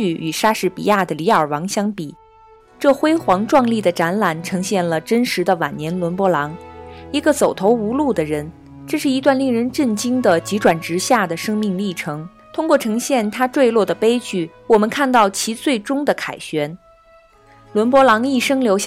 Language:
Chinese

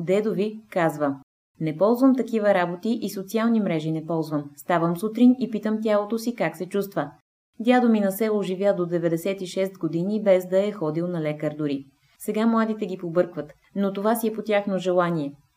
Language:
Bulgarian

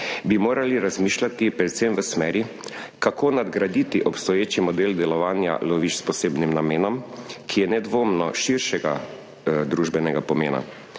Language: Slovenian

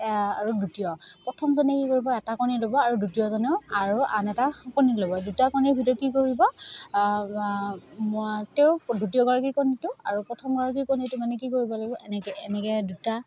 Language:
Assamese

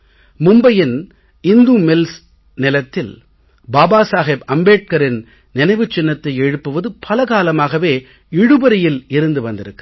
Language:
Tamil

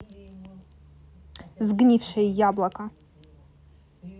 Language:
Russian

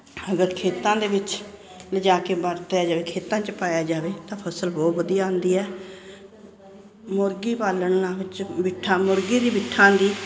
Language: Punjabi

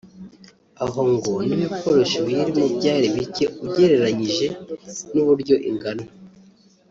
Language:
Kinyarwanda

